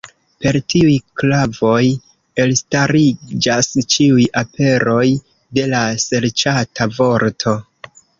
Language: Esperanto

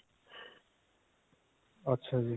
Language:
Punjabi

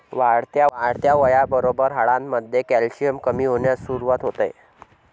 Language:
Marathi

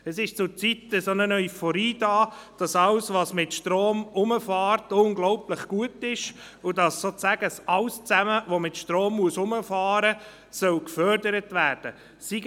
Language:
Swiss German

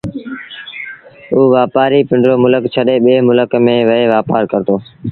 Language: Sindhi Bhil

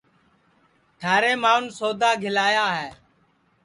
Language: Sansi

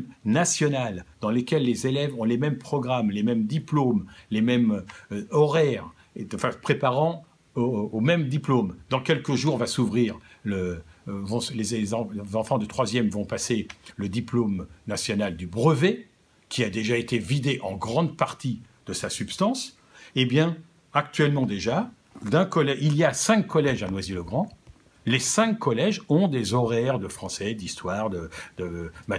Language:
French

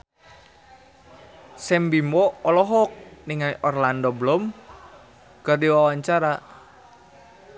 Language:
Sundanese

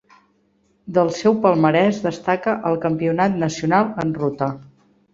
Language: Catalan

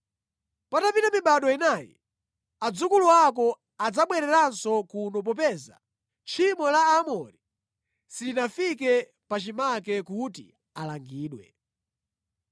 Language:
Nyanja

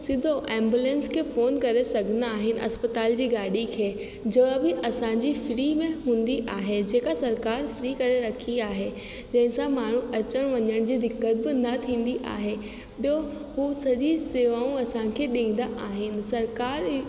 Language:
Sindhi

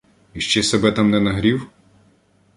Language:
Ukrainian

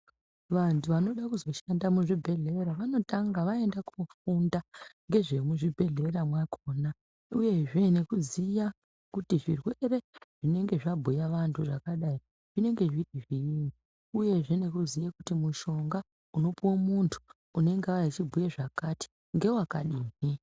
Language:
Ndau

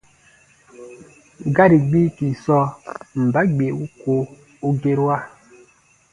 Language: Baatonum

